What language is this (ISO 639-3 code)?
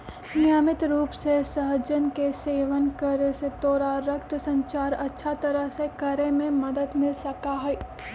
mag